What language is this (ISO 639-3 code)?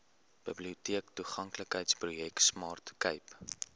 afr